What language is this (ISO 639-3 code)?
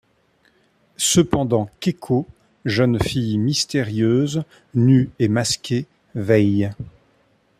fra